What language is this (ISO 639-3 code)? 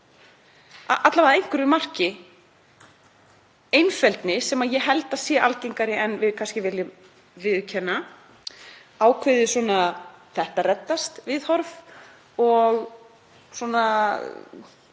isl